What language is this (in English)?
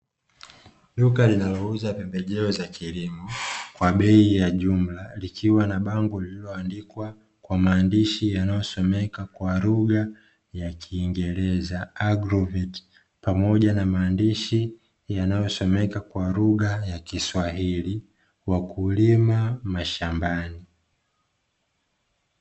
Swahili